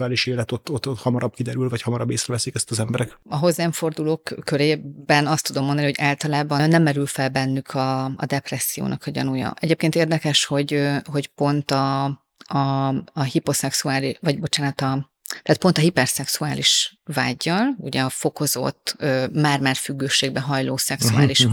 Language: Hungarian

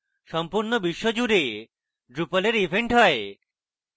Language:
Bangla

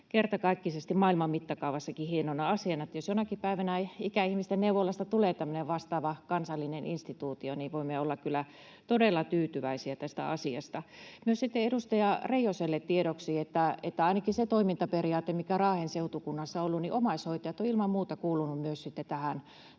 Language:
Finnish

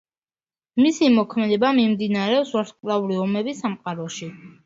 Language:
Georgian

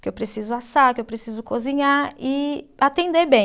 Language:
Portuguese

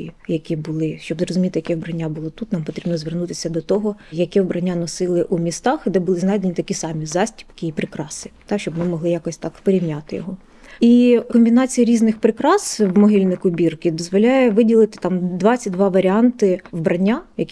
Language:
Ukrainian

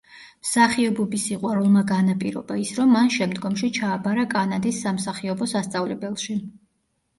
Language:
Georgian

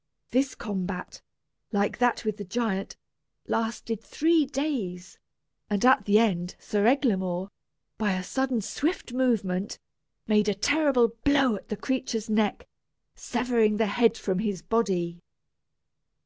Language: English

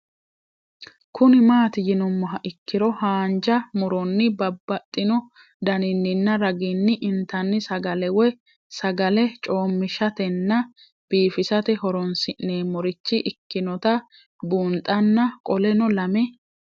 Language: Sidamo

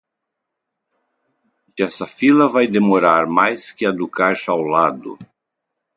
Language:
Portuguese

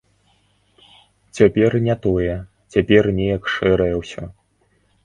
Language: Belarusian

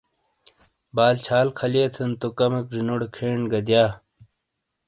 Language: Shina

